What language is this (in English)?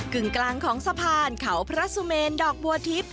Thai